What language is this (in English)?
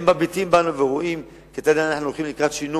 Hebrew